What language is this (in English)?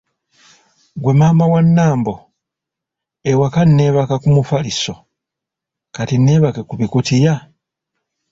Ganda